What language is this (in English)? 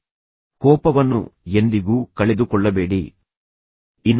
Kannada